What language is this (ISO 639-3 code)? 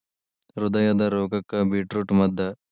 kan